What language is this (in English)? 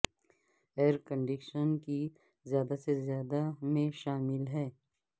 Urdu